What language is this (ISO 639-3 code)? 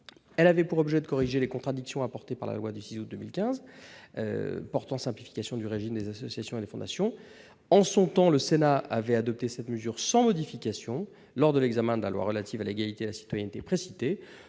fra